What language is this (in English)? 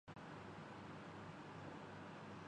Urdu